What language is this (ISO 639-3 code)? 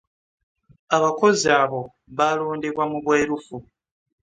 lug